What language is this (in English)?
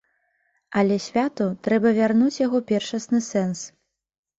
Belarusian